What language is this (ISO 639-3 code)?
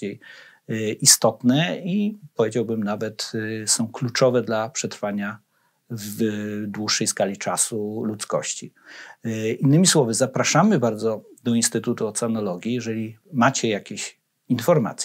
pol